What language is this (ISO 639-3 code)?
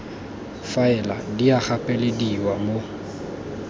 tsn